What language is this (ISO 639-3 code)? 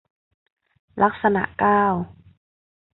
tha